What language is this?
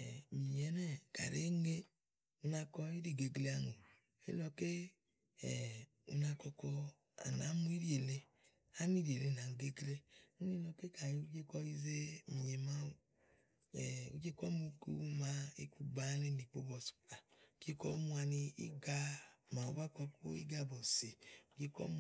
Igo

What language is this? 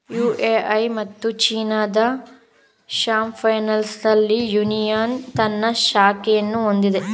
Kannada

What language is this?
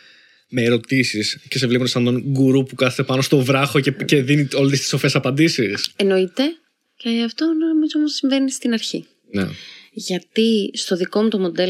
Greek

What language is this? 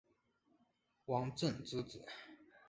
Chinese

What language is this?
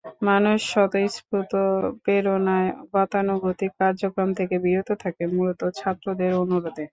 Bangla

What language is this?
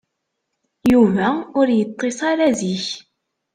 Kabyle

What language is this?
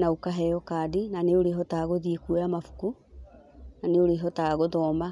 Kikuyu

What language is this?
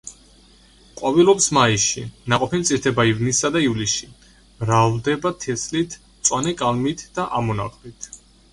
Georgian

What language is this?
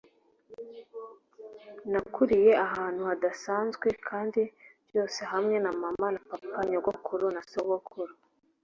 Kinyarwanda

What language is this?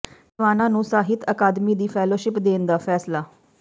Punjabi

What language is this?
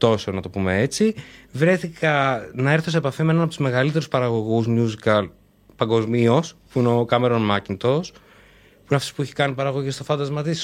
Greek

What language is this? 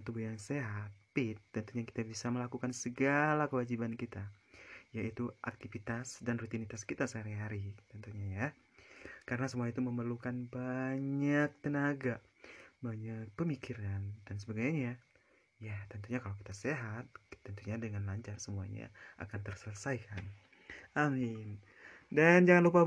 Indonesian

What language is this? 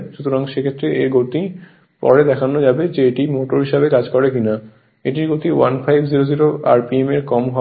Bangla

